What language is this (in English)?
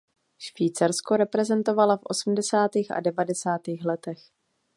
Czech